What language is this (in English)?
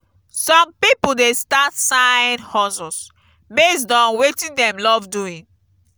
Nigerian Pidgin